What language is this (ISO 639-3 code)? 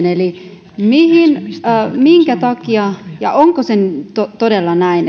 fin